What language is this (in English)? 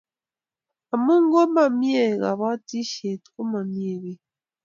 Kalenjin